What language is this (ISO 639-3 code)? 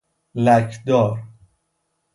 fas